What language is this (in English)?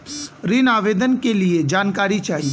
Bhojpuri